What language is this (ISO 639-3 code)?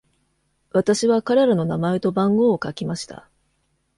jpn